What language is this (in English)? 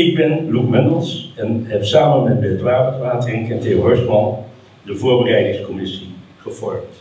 Dutch